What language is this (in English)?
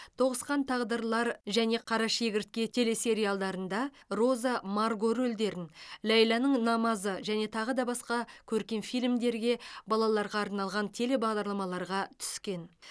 Kazakh